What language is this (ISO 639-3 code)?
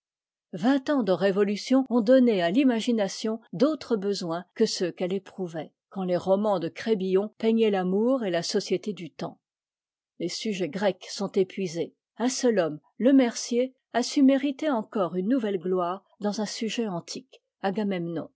fra